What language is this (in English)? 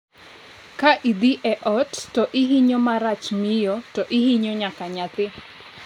Luo (Kenya and Tanzania)